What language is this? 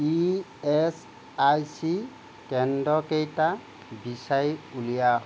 Assamese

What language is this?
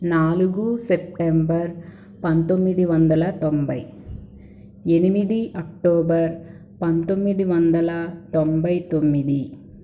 Telugu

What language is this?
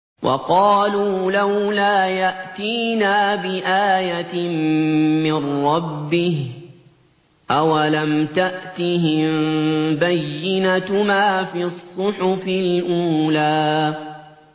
Arabic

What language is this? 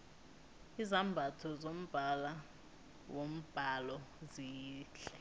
South Ndebele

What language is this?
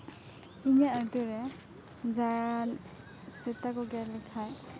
Santali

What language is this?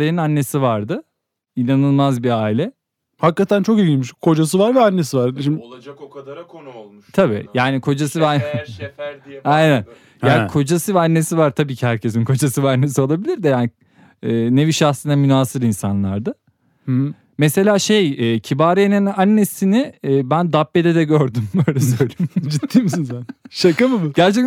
Turkish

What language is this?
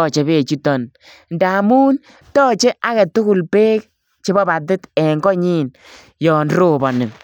Kalenjin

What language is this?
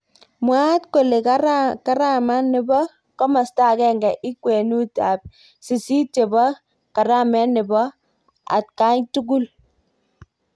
Kalenjin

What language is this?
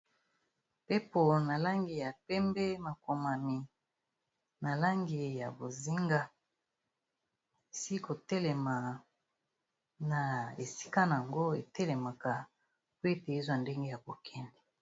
Lingala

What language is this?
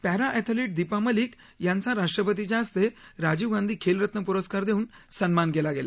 Marathi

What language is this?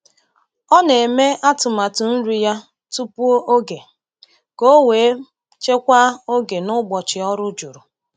Igbo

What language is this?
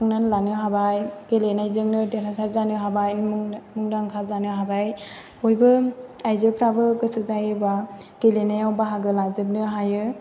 Bodo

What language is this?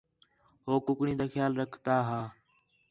Khetrani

